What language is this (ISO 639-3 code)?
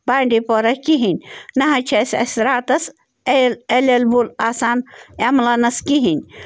kas